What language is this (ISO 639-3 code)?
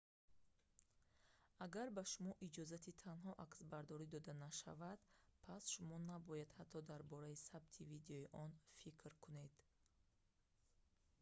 tgk